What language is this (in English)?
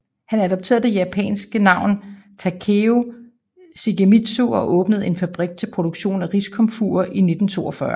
Danish